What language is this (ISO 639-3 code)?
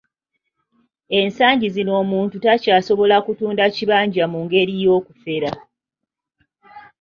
lug